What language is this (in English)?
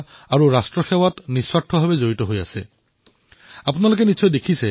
Assamese